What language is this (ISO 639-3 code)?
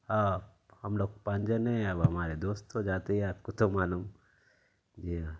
urd